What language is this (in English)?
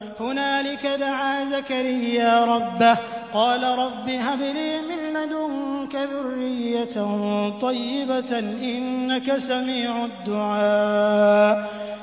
Arabic